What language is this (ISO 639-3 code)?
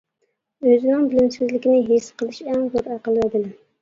uig